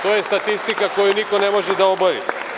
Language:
Serbian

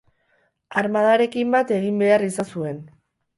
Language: Basque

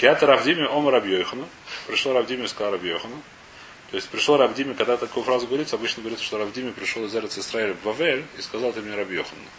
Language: Russian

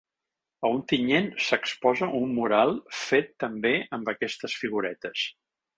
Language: Catalan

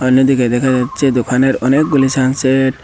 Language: Bangla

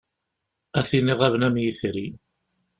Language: Kabyle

